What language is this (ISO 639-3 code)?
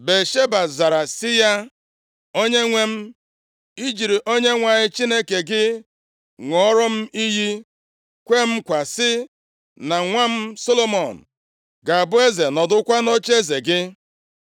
ibo